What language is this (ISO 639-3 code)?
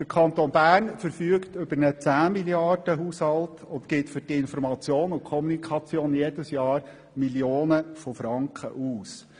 gsw